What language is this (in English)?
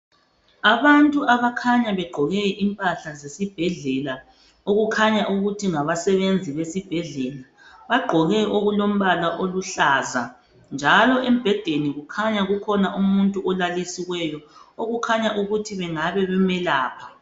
North Ndebele